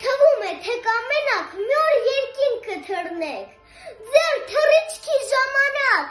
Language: Armenian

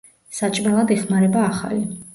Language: Georgian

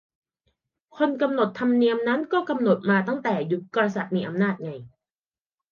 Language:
Thai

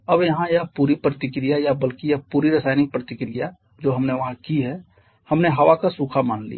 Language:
Hindi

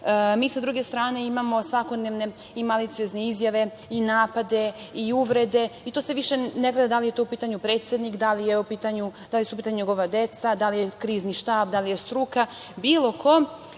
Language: Serbian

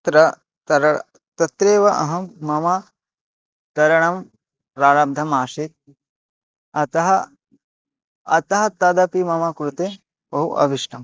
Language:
Sanskrit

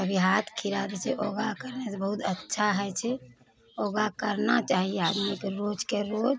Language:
Maithili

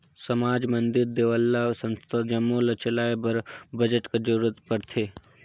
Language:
Chhattisgarhi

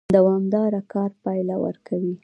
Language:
Pashto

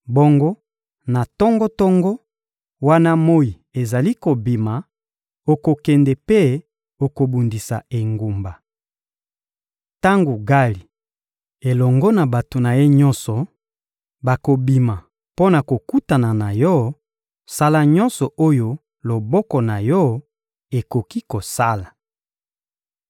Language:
Lingala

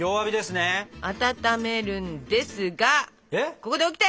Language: Japanese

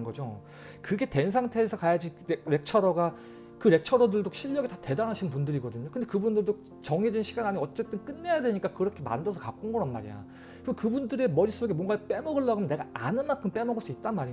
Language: Korean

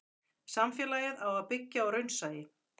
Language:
Icelandic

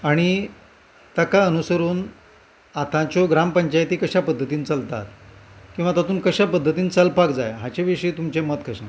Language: Konkani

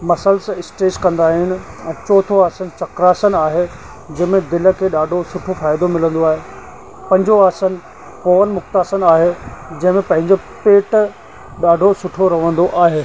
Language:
Sindhi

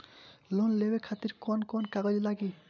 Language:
Bhojpuri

